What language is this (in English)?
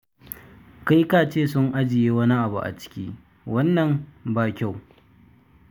Hausa